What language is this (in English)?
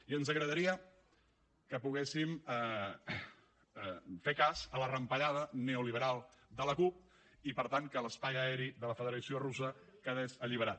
Catalan